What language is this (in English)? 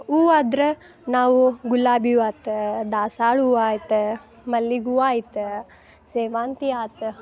Kannada